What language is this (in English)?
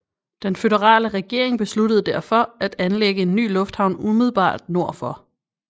Danish